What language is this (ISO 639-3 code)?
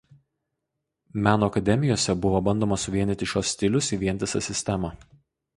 lit